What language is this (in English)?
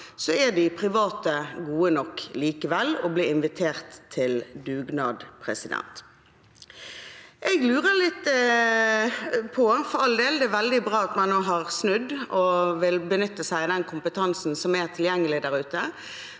Norwegian